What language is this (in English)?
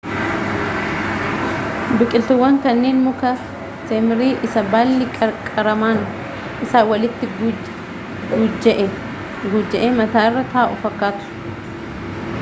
Oromo